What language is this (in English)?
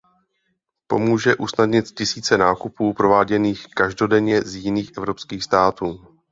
Czech